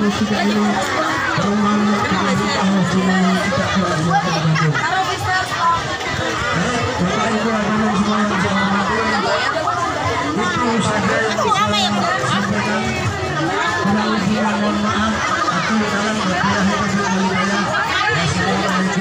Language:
Indonesian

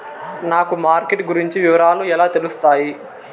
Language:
Telugu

